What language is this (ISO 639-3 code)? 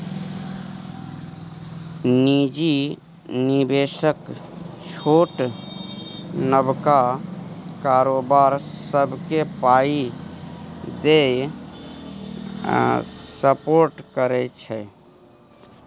mai